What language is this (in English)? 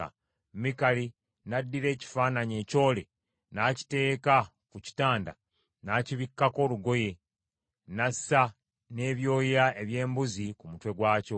Ganda